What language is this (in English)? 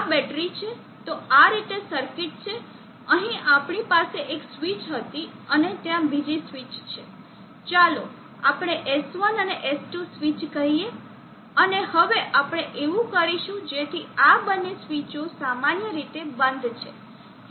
Gujarati